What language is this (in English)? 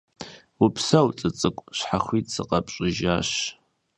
Kabardian